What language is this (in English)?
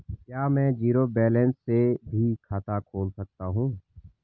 Hindi